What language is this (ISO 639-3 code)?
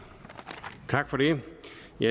dan